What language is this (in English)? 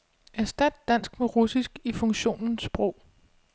Danish